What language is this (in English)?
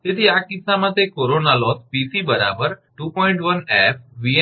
Gujarati